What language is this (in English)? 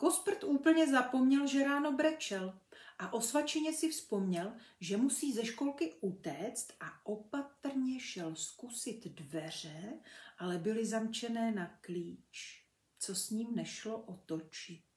Czech